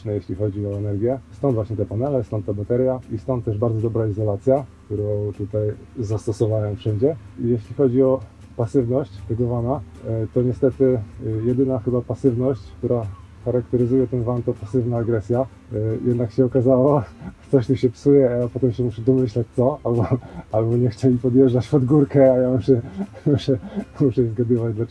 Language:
Polish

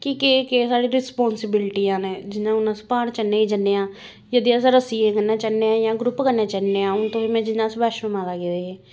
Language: Dogri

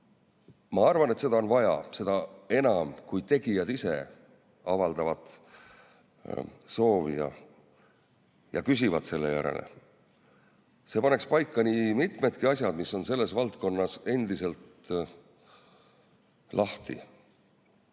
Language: Estonian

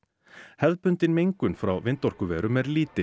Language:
Icelandic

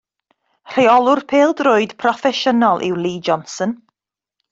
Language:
Welsh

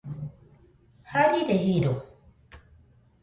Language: Nüpode Huitoto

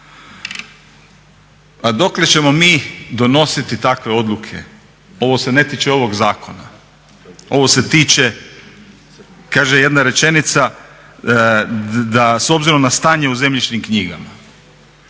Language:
Croatian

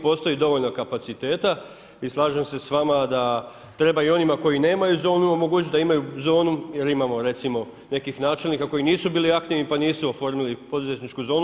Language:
Croatian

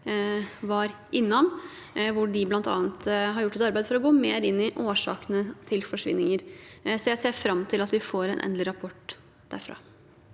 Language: Norwegian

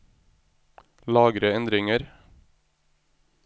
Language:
Norwegian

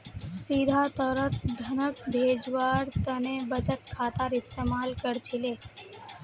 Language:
Magahi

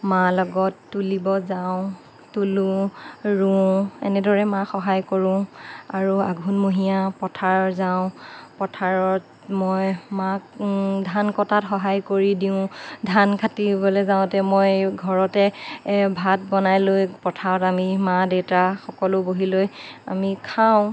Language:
Assamese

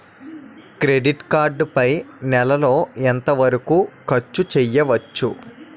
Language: Telugu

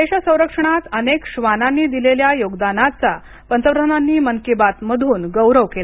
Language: Marathi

